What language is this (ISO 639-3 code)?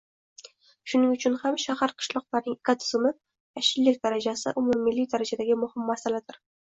uzb